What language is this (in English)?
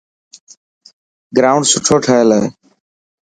Dhatki